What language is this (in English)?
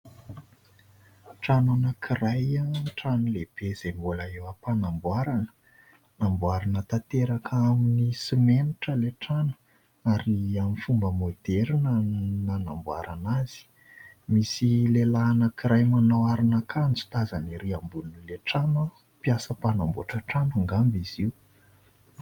Malagasy